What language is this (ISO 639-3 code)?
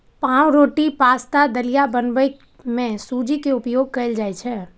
mai